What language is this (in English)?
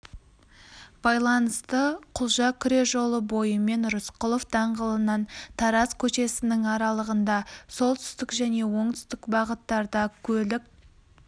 Kazakh